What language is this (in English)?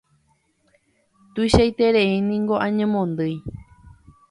Guarani